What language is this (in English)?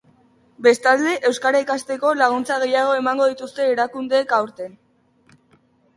Basque